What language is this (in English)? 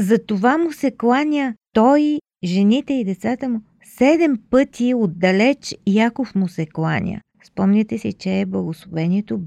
Bulgarian